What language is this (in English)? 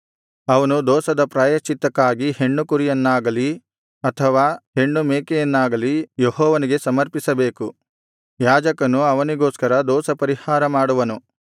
Kannada